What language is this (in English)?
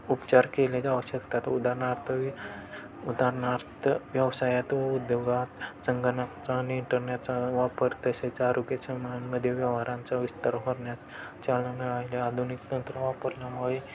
Marathi